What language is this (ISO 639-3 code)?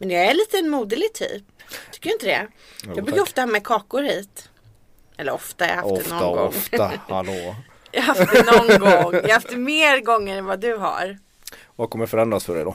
swe